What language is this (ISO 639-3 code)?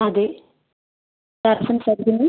mal